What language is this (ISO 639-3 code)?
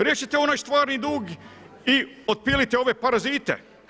hrv